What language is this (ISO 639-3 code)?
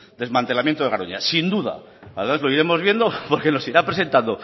spa